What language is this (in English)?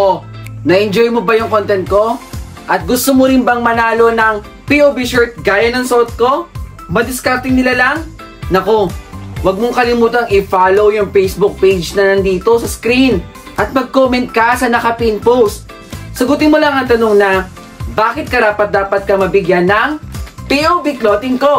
Filipino